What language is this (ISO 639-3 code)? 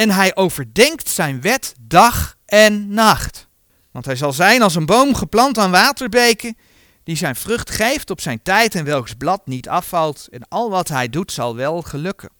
nld